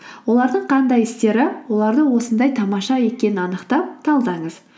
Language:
Kazakh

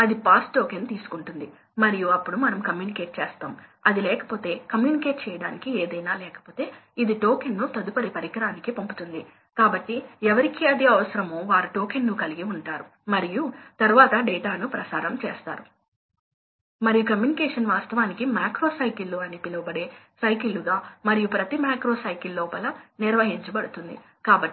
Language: Telugu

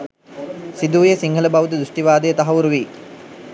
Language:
Sinhala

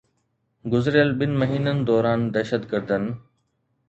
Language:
Sindhi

